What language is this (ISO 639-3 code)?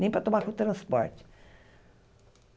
por